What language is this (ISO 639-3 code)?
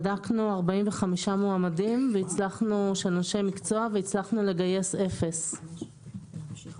heb